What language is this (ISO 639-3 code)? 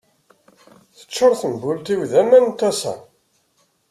kab